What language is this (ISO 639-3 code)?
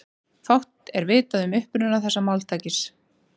isl